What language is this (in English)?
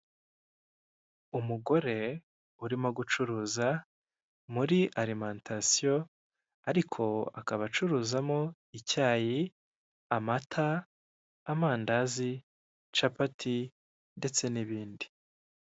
Kinyarwanda